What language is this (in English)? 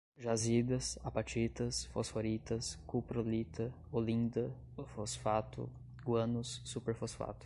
Portuguese